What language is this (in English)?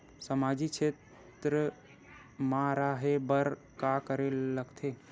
Chhattisgarhi